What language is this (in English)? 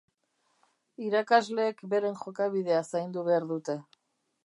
Basque